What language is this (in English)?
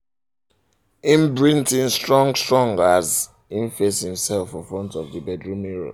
Nigerian Pidgin